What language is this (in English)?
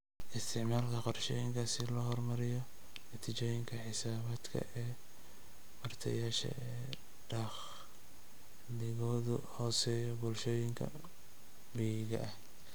Somali